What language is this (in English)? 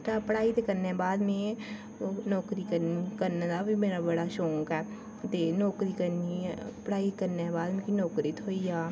Dogri